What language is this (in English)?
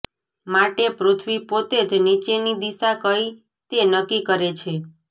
Gujarati